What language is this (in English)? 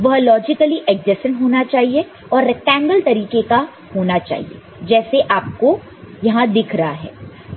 Hindi